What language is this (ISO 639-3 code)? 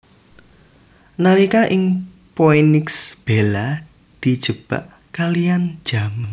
jav